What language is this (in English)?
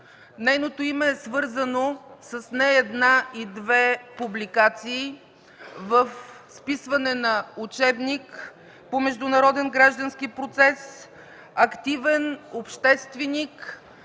Bulgarian